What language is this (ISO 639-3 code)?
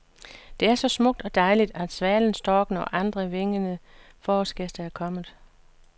dan